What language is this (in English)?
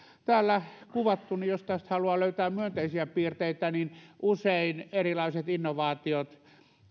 Finnish